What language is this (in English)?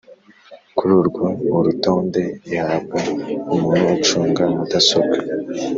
Kinyarwanda